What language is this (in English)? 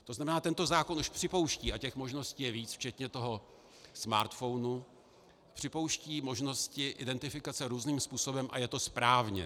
Czech